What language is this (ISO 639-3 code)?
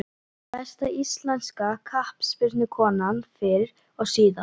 isl